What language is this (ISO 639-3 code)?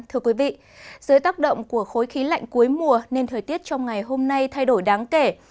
vie